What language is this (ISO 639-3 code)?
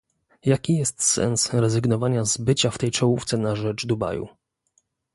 pol